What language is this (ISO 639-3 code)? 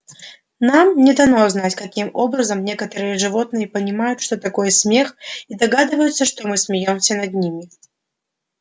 rus